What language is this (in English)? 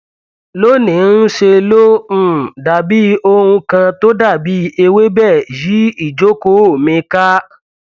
Yoruba